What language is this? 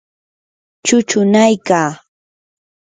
Yanahuanca Pasco Quechua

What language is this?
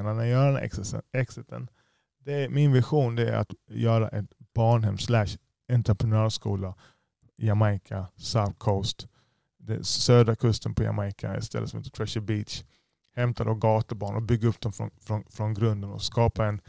Swedish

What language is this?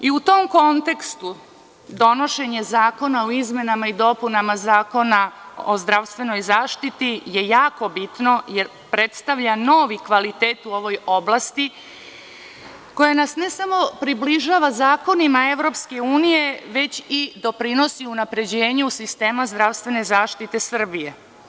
Serbian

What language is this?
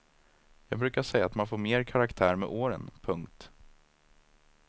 Swedish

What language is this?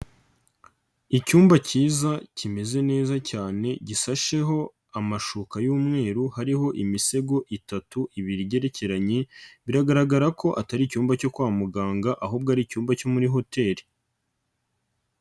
Kinyarwanda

